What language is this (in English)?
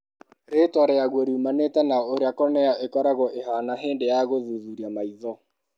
Kikuyu